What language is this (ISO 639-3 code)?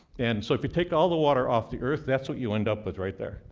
eng